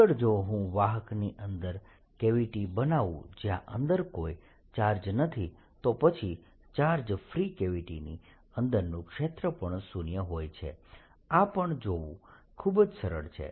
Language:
Gujarati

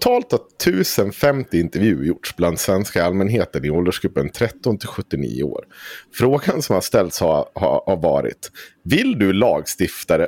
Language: Swedish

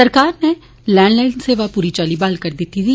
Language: Dogri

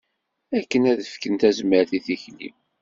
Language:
Kabyle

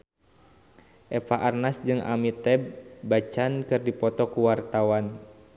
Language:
Sundanese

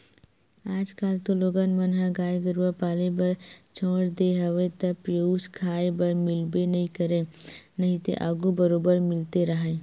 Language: Chhattisgarhi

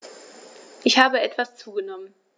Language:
German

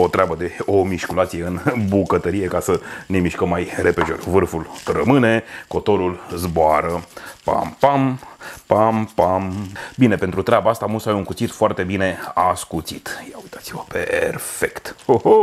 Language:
Romanian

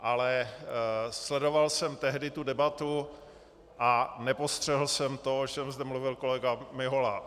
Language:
Czech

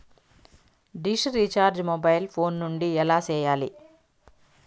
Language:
Telugu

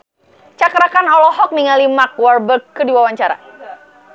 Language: Sundanese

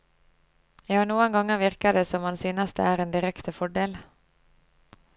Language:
Norwegian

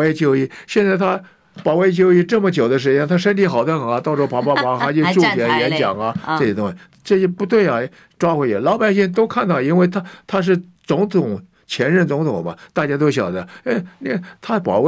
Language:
Chinese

